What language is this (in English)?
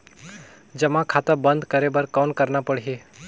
Chhattisgarhi